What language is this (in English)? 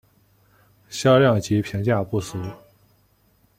Chinese